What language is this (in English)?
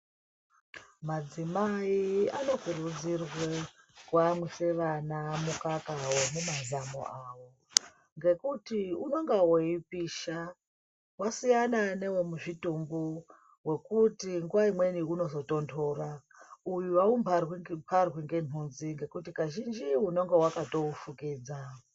Ndau